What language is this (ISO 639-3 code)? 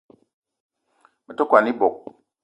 eto